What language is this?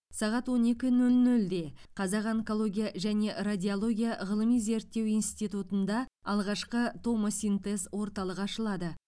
Kazakh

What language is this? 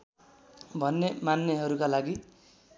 Nepali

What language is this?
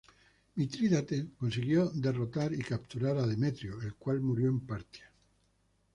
Spanish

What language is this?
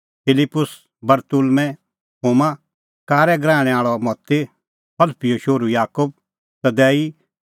Kullu Pahari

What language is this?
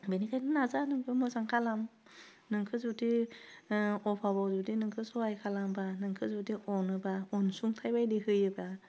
Bodo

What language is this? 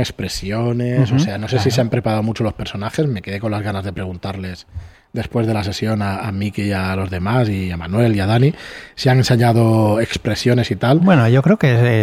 Spanish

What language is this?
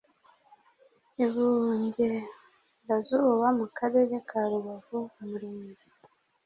Kinyarwanda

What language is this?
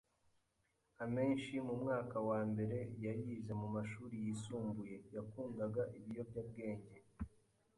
Kinyarwanda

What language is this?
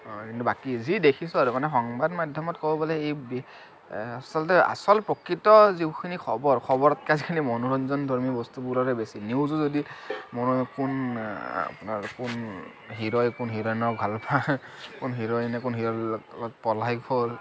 Assamese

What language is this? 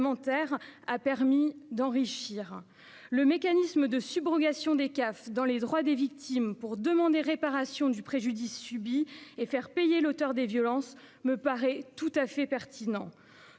French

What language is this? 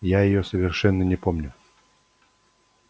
Russian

